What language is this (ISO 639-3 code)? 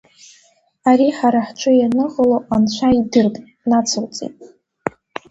abk